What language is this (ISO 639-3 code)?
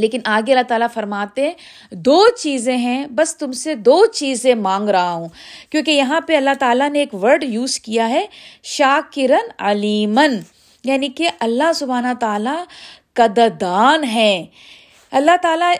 urd